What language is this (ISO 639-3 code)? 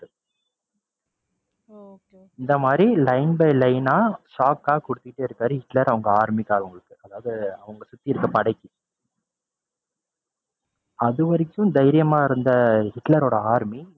tam